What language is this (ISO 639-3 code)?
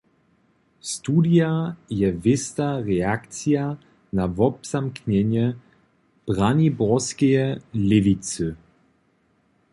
hsb